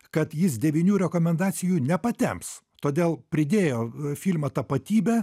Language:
Lithuanian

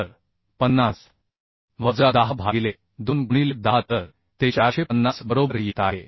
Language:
Marathi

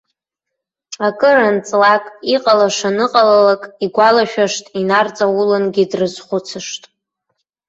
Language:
Abkhazian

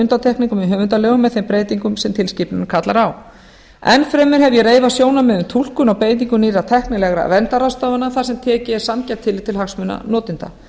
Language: Icelandic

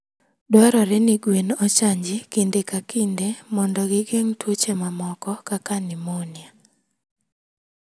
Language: Luo (Kenya and Tanzania)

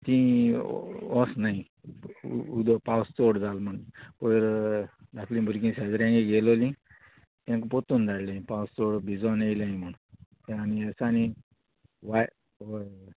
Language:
Konkani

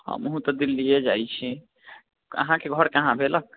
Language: Maithili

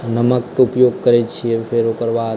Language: Maithili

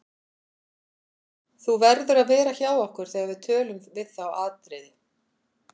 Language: Icelandic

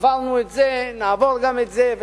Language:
Hebrew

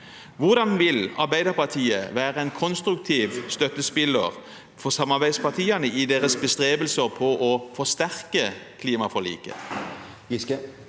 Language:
Norwegian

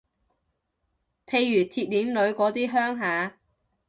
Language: Cantonese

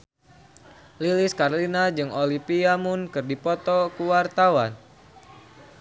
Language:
Sundanese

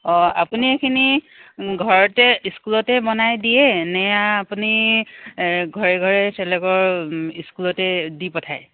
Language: Assamese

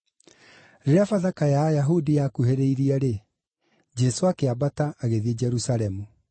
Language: Kikuyu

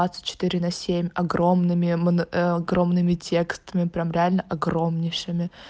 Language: Russian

